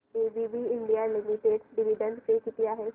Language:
Marathi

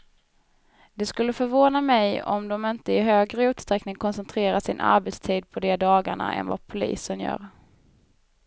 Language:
Swedish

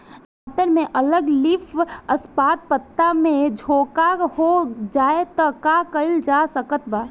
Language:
Bhojpuri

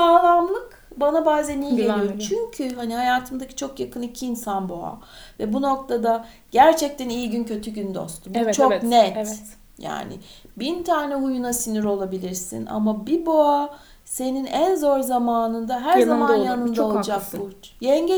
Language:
Turkish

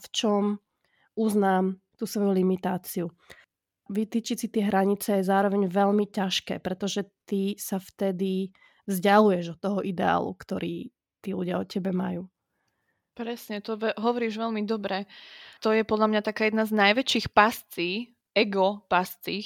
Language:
Slovak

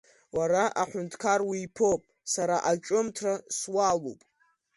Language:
Abkhazian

